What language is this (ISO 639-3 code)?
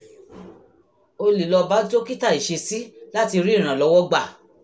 yor